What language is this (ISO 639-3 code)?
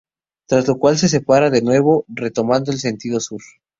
spa